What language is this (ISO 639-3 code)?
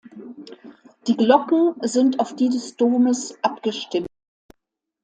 deu